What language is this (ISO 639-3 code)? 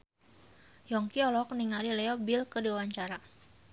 sun